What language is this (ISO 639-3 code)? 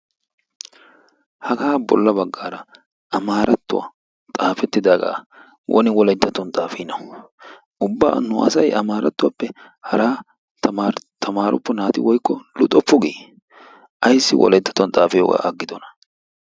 wal